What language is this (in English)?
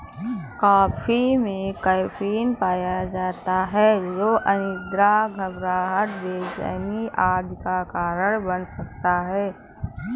Hindi